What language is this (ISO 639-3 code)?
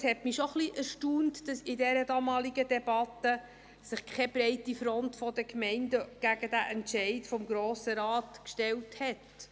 gsw